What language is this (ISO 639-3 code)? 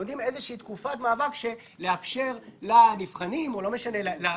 heb